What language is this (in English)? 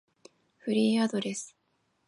Japanese